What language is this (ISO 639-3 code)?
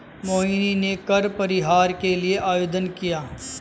hin